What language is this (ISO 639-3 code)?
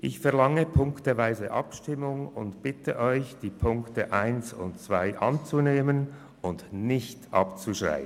gsw